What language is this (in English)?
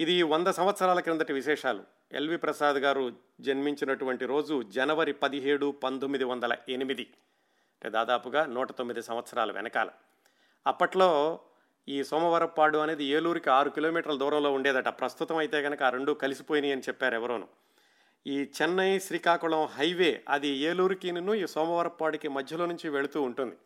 Telugu